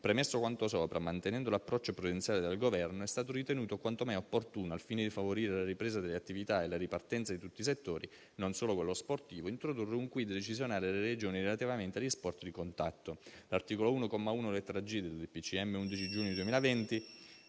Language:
Italian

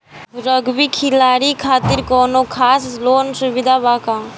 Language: Bhojpuri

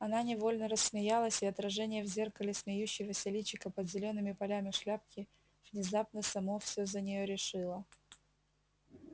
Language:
Russian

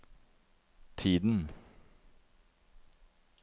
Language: Norwegian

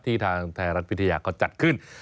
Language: Thai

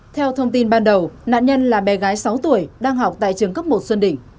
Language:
Vietnamese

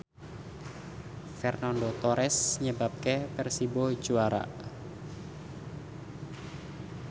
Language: Javanese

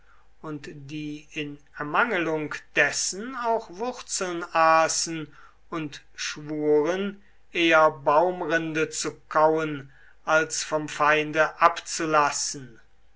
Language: German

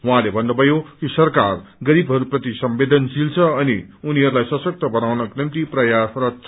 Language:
Nepali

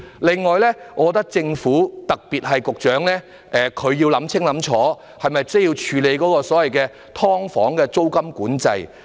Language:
Cantonese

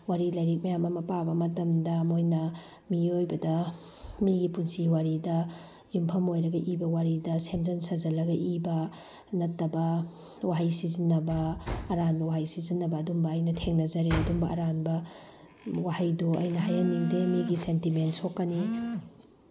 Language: Manipuri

